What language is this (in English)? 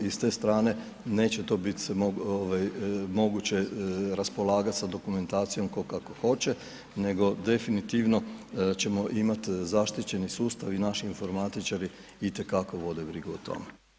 Croatian